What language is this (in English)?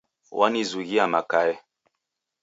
Taita